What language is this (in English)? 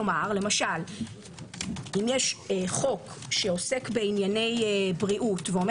Hebrew